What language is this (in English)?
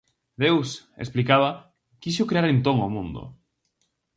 Galician